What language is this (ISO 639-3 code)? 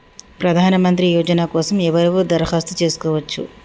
tel